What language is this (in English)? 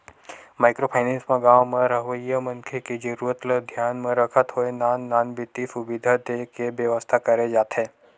Chhattisgarhi